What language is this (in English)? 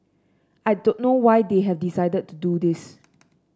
English